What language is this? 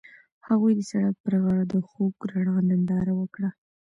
Pashto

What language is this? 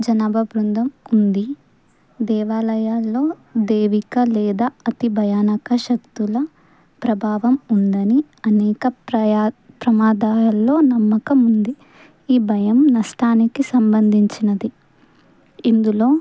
Telugu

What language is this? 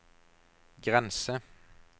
Norwegian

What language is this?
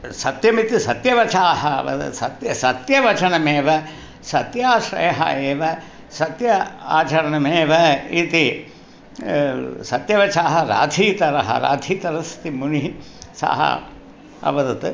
Sanskrit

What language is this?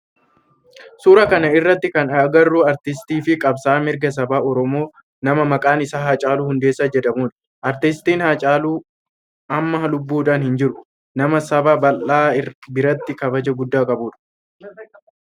Oromo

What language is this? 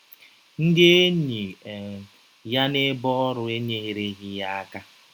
Igbo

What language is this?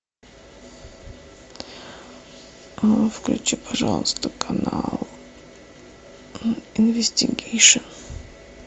Russian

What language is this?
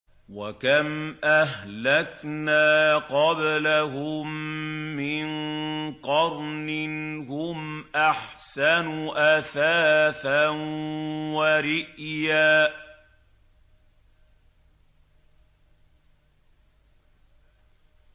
Arabic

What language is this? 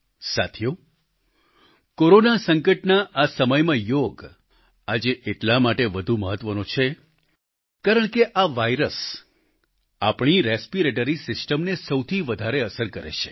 Gujarati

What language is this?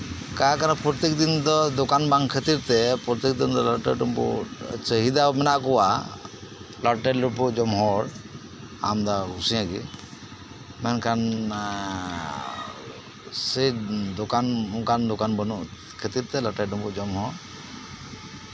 Santali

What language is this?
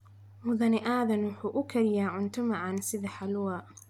Somali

